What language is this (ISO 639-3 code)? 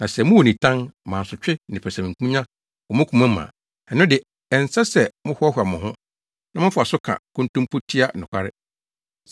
aka